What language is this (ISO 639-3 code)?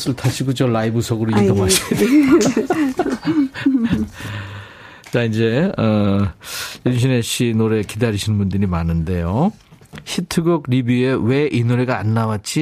kor